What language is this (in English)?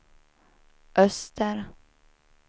Swedish